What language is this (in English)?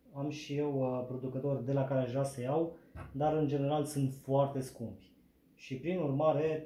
Romanian